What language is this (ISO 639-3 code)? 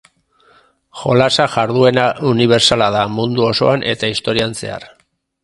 eus